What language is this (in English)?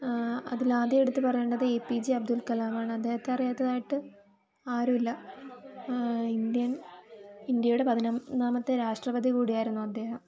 Malayalam